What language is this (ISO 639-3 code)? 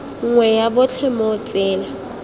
tsn